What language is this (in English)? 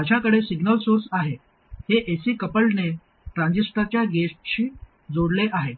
Marathi